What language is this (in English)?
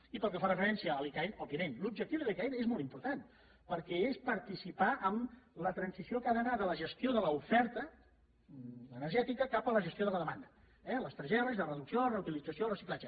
Catalan